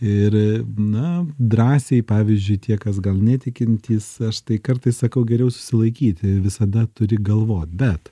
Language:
Lithuanian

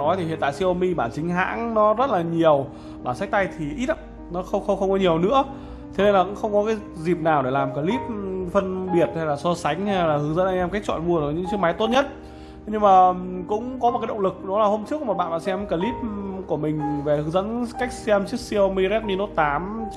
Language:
Vietnamese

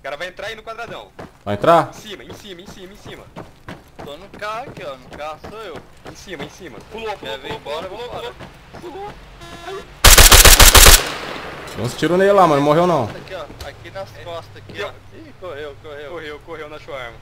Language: Portuguese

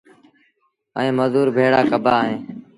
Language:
Sindhi Bhil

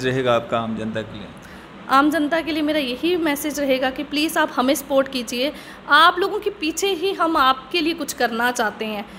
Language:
Hindi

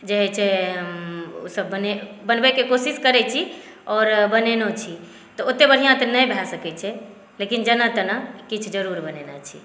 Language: Maithili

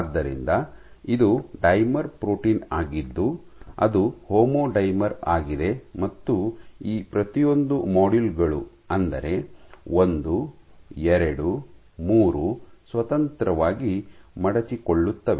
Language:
Kannada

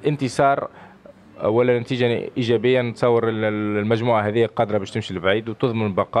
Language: Arabic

